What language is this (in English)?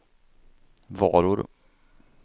Swedish